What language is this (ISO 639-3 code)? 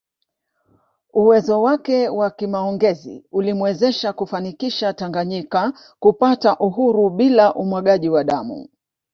swa